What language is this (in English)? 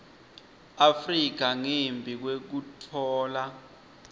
Swati